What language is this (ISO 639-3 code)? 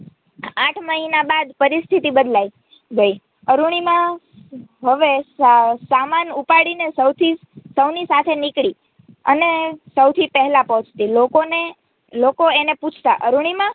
guj